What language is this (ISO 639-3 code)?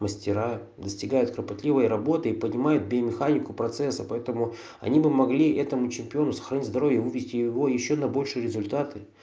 rus